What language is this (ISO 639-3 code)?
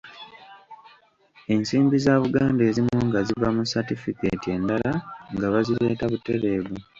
lug